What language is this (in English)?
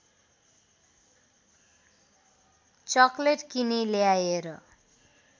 Nepali